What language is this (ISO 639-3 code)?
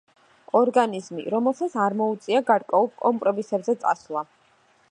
kat